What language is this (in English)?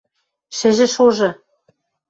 Western Mari